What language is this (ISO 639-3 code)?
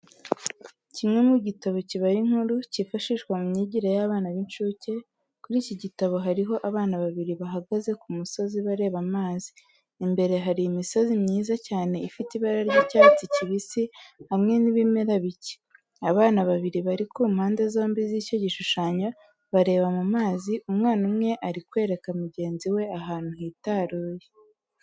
kin